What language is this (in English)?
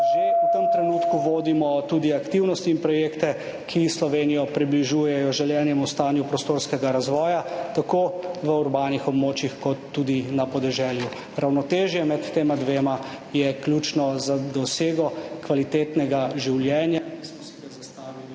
Slovenian